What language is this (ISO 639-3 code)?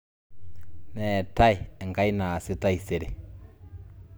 mas